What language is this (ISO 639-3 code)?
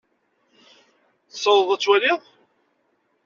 kab